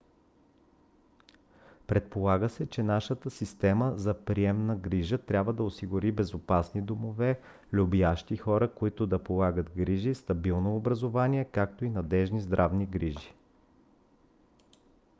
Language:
Bulgarian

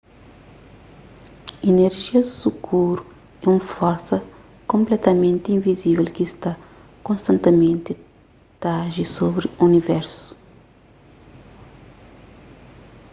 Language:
Kabuverdianu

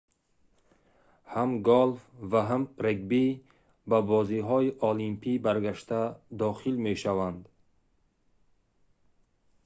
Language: Tajik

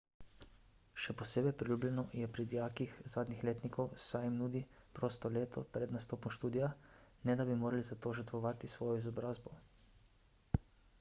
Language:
Slovenian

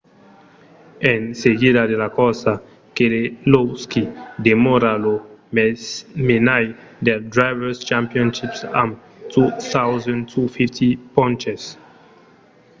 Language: Occitan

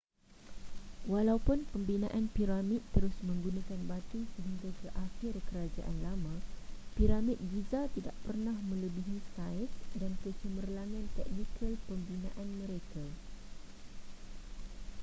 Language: Malay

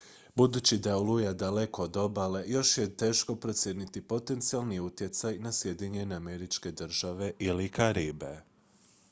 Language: Croatian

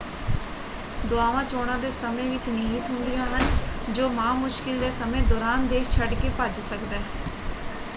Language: Punjabi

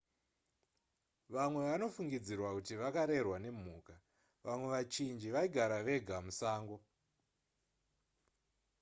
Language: Shona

